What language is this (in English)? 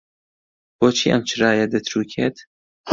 Central Kurdish